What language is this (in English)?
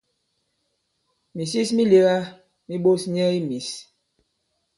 Bankon